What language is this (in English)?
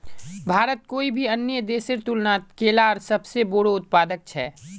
Magahi